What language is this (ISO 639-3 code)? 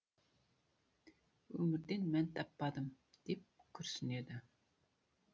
kaz